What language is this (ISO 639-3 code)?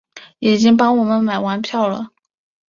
zho